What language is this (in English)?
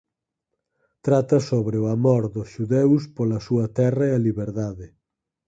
Galician